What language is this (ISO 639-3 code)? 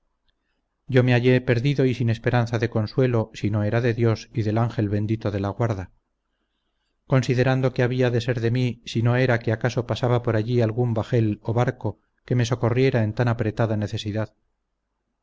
spa